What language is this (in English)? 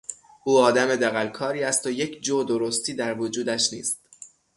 Persian